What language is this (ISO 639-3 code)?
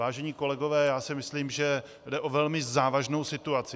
ces